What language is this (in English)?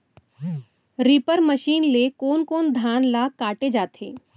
Chhattisgarhi